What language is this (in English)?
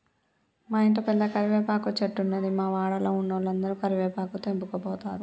Telugu